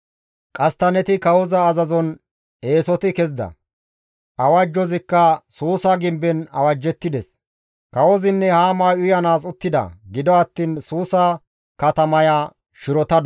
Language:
Gamo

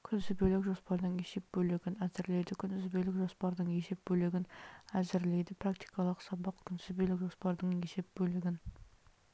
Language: Kazakh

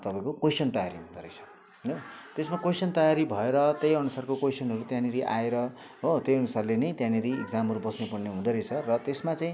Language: Nepali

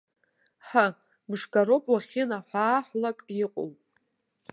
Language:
Abkhazian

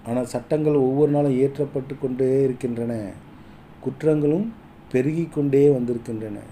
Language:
Tamil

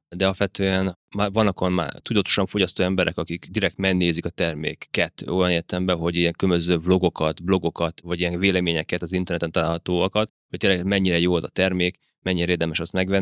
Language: Hungarian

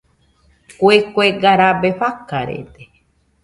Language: Nüpode Huitoto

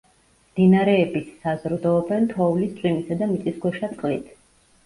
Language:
Georgian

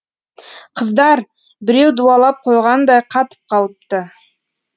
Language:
Kazakh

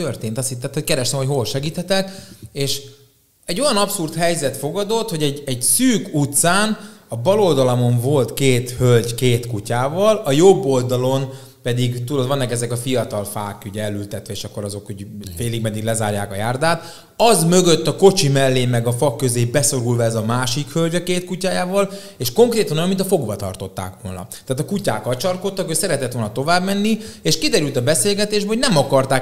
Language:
Hungarian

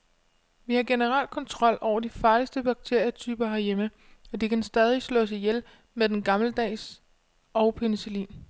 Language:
Danish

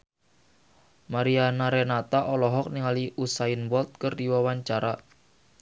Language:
Sundanese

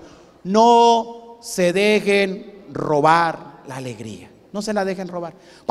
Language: Spanish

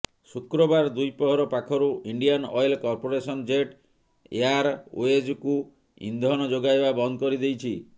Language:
Odia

